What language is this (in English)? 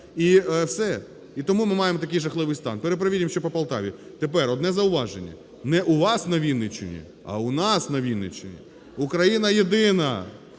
Ukrainian